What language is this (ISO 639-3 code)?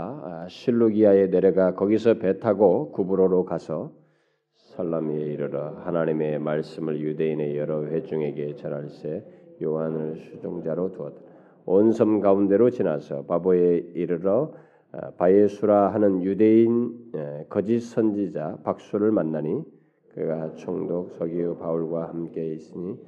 kor